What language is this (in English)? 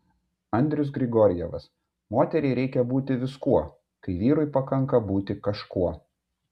Lithuanian